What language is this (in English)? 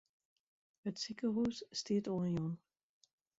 Western Frisian